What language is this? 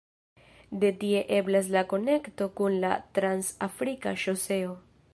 Esperanto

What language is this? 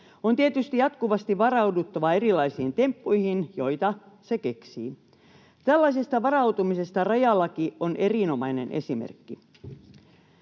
Finnish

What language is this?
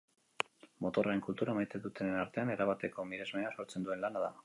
Basque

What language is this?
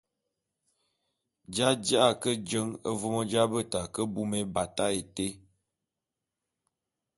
Bulu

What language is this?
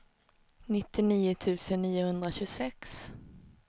Swedish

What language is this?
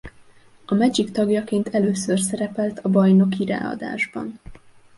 Hungarian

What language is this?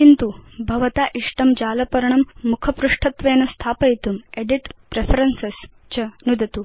Sanskrit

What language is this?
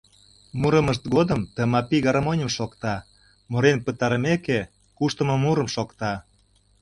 Mari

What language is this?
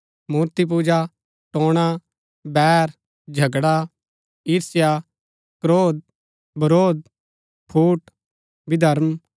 Gaddi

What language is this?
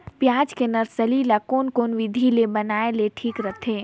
Chhattisgarhi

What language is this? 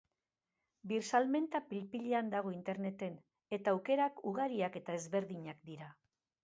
Basque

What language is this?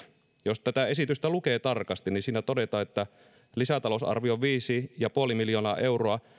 Finnish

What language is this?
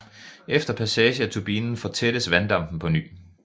Danish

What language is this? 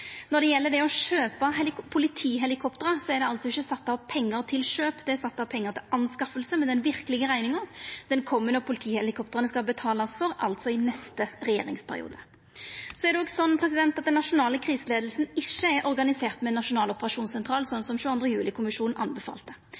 Norwegian Nynorsk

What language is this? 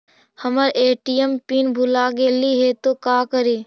Magahi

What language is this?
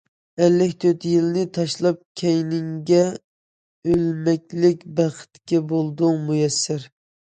Uyghur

